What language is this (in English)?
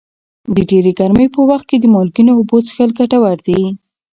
Pashto